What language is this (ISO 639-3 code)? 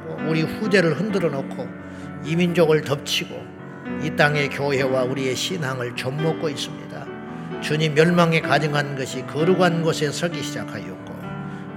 kor